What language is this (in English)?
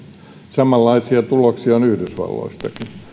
Finnish